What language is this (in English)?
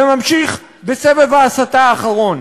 Hebrew